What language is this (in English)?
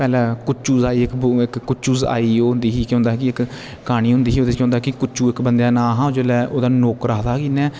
Dogri